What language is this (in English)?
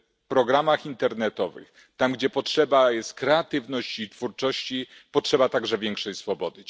Polish